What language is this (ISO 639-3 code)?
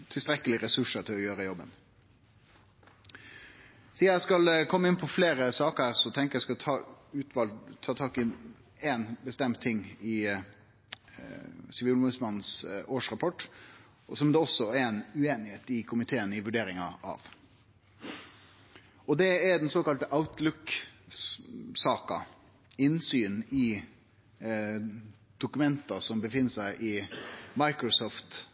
nno